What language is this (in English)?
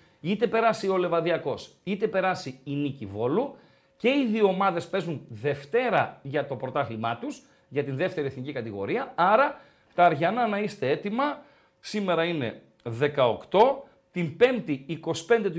Greek